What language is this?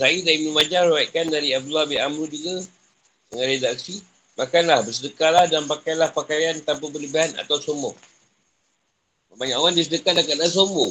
Malay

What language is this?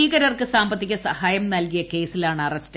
Malayalam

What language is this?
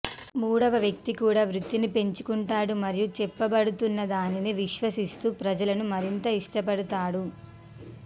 Telugu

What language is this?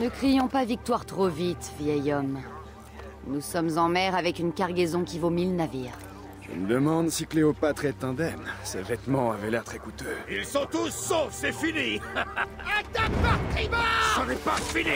French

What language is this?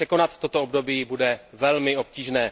Czech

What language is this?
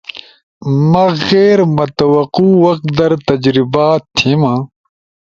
Ushojo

